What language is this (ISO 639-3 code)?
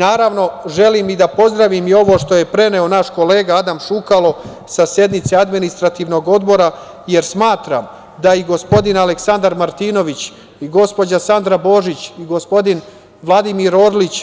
srp